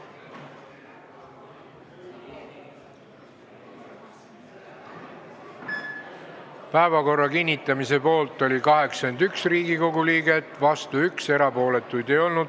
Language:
Estonian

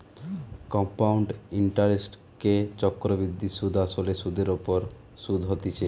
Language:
Bangla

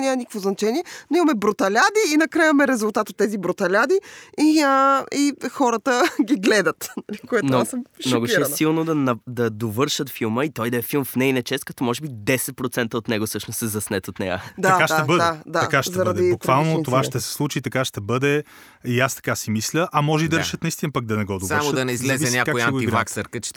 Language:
Bulgarian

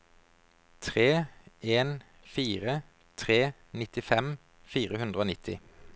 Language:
Norwegian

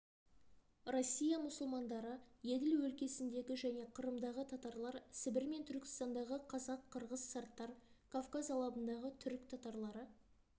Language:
Kazakh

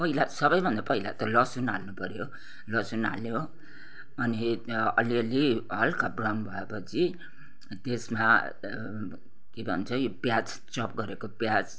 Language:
Nepali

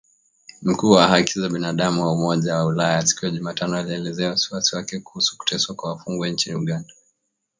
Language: Swahili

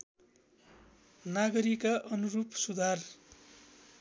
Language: Nepali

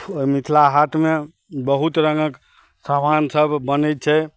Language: Maithili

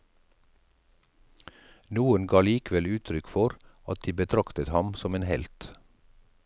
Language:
Norwegian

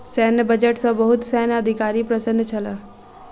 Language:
Maithili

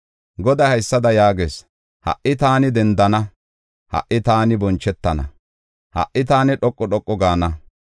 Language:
Gofa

